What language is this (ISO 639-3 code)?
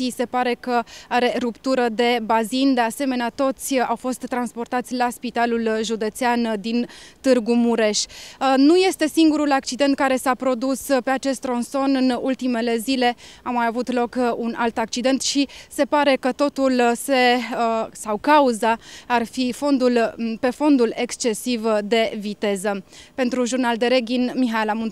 ron